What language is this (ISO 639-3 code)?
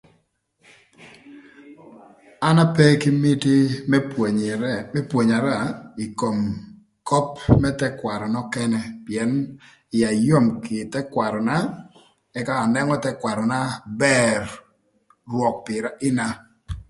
lth